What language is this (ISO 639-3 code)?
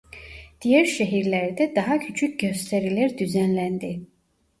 tur